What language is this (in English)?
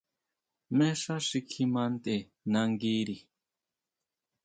Huautla Mazatec